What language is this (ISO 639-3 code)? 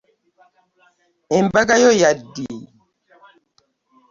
lug